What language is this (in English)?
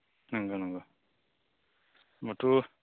Bodo